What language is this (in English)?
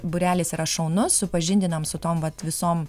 Lithuanian